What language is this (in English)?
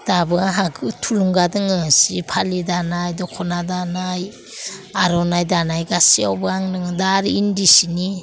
Bodo